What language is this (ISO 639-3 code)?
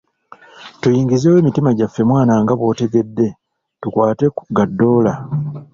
lug